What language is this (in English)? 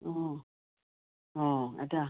Assamese